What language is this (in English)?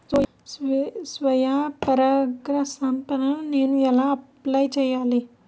Telugu